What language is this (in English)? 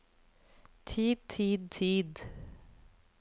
Norwegian